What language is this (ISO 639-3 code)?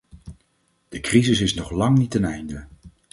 nld